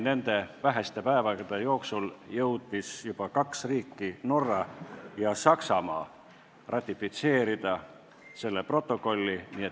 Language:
Estonian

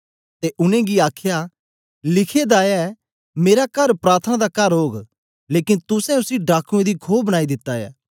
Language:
Dogri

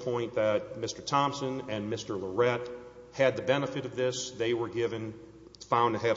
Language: English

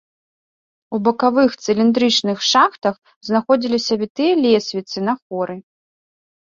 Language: Belarusian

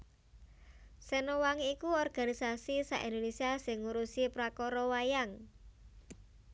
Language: Javanese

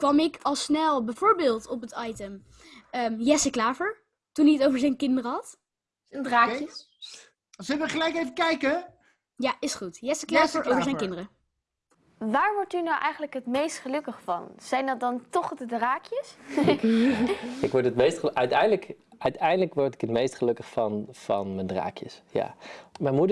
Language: Dutch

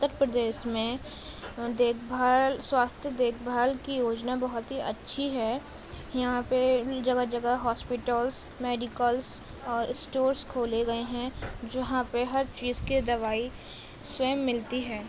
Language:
Urdu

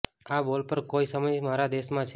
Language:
Gujarati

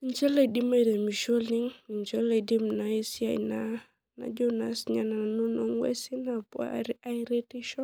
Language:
Masai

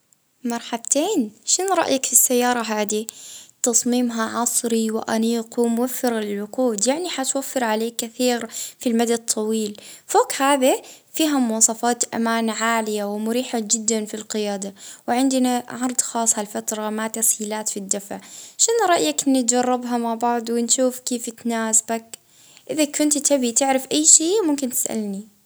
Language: Libyan Arabic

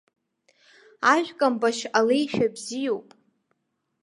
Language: Abkhazian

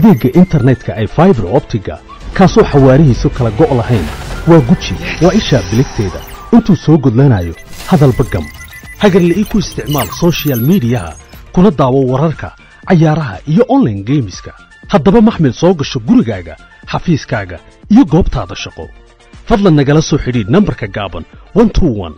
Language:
Arabic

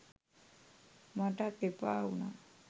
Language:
Sinhala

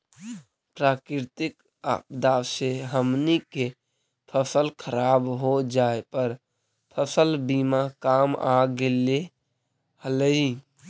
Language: Magahi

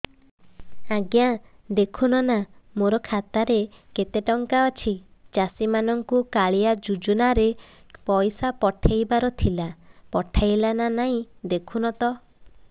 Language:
Odia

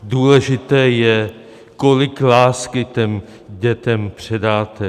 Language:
Czech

